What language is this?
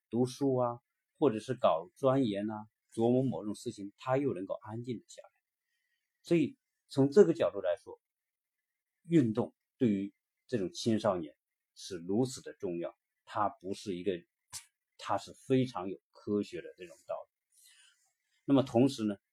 Chinese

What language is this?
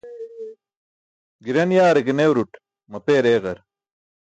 Burushaski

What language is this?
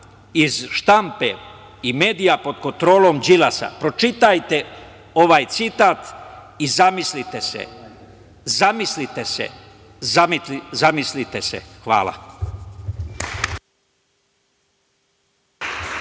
Serbian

